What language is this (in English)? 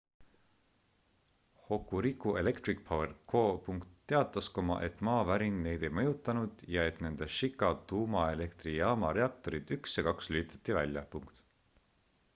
Estonian